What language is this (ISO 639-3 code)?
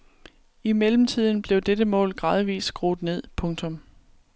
dan